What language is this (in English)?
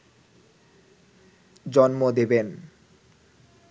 Bangla